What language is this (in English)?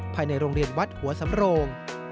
Thai